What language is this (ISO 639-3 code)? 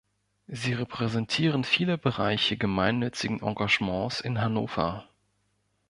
deu